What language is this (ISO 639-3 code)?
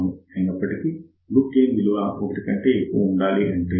tel